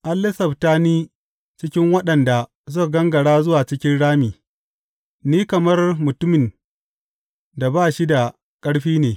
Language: Hausa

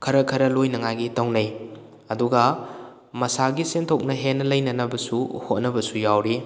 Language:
Manipuri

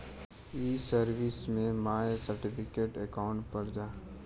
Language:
Bhojpuri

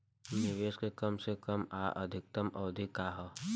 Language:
Bhojpuri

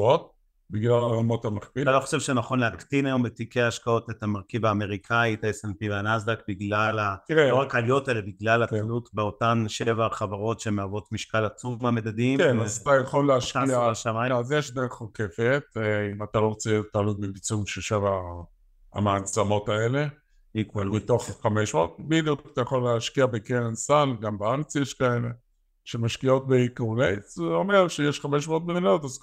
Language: Hebrew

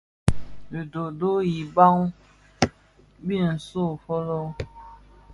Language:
Bafia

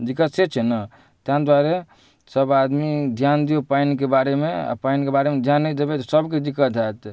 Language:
Maithili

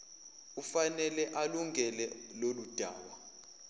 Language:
Zulu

